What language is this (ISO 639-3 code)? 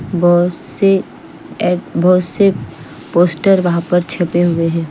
hin